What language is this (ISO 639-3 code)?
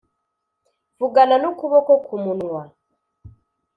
kin